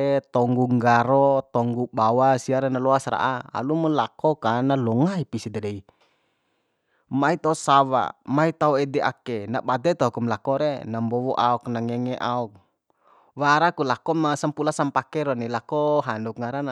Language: Bima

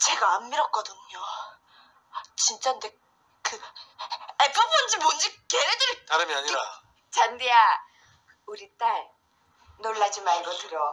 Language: Korean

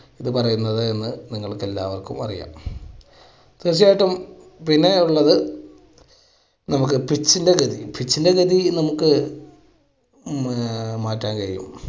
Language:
Malayalam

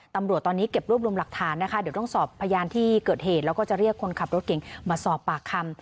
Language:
Thai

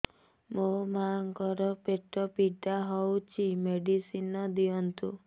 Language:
Odia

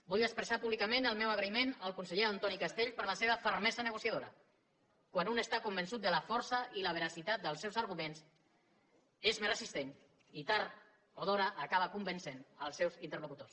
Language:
Catalan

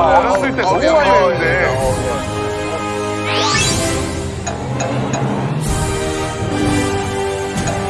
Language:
Korean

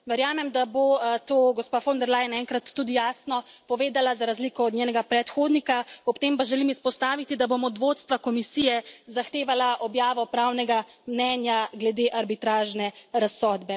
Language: Slovenian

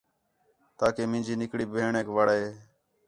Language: Khetrani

